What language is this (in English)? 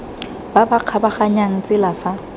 Tswana